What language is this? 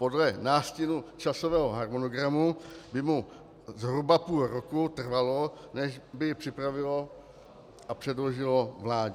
Czech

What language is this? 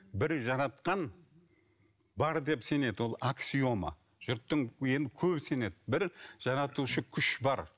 Kazakh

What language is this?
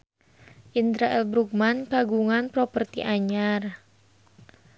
Sundanese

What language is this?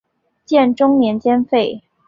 Chinese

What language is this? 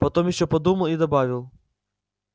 Russian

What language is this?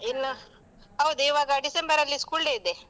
Kannada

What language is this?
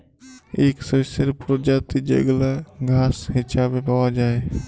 Bangla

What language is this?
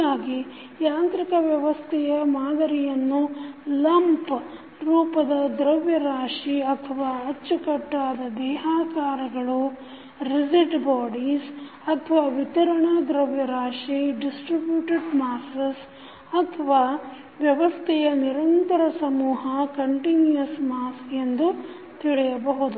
Kannada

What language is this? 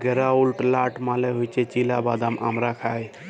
Bangla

